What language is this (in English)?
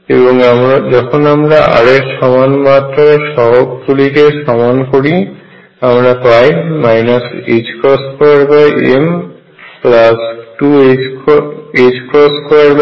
Bangla